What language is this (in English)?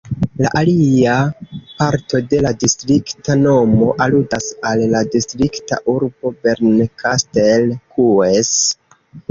Esperanto